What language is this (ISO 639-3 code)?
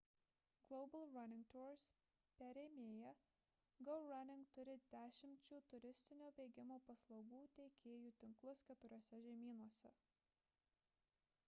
lit